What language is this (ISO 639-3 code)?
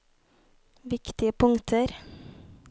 nor